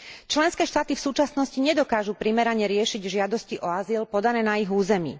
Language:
Slovak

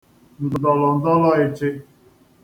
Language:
Igbo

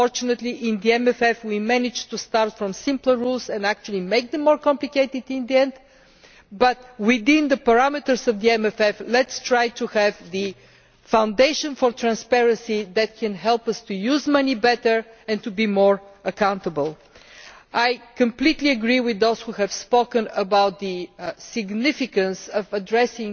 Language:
English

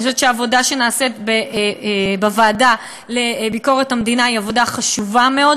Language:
Hebrew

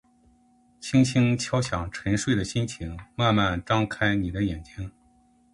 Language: Chinese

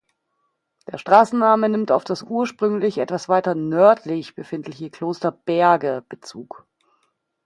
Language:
German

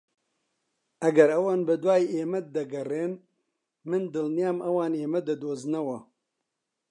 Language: Central Kurdish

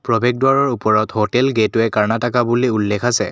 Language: Assamese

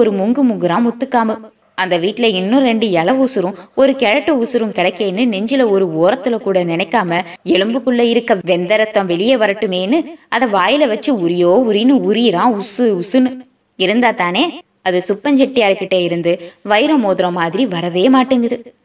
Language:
Tamil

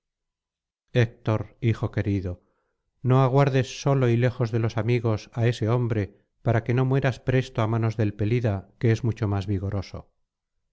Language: Spanish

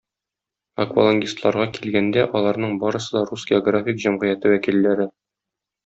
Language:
Tatar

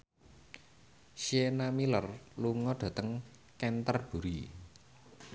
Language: Javanese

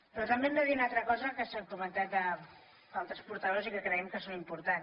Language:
Catalan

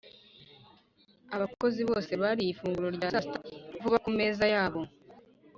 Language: Kinyarwanda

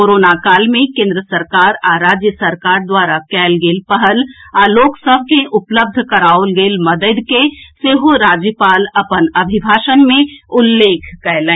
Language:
Maithili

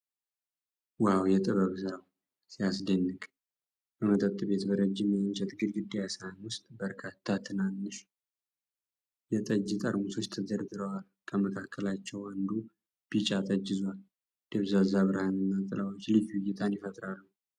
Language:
Amharic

